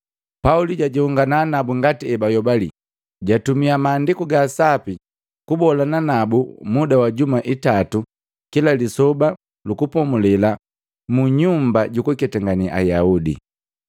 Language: Matengo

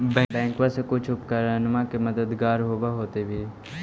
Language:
Magahi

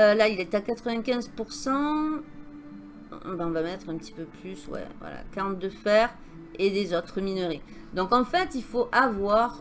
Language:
French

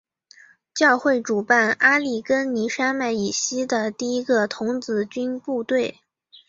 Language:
Chinese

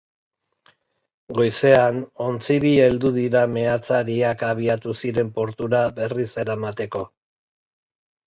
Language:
Basque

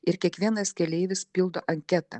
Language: Lithuanian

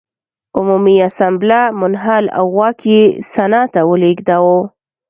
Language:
Pashto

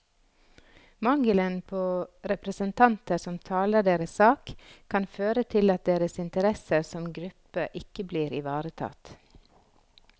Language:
Norwegian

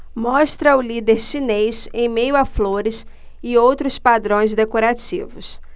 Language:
Portuguese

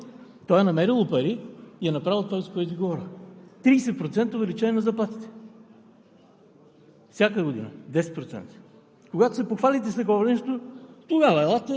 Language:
Bulgarian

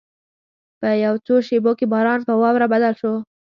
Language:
Pashto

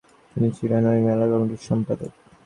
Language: Bangla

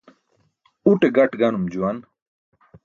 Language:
Burushaski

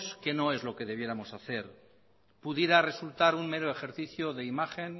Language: Spanish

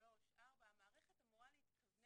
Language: Hebrew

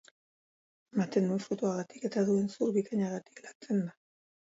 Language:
Basque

